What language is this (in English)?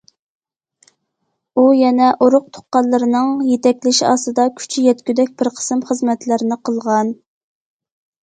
Uyghur